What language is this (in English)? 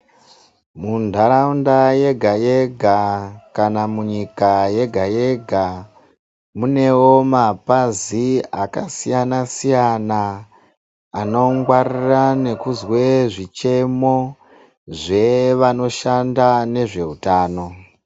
Ndau